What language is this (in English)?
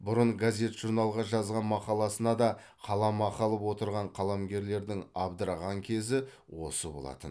Kazakh